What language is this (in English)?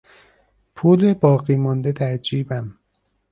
Persian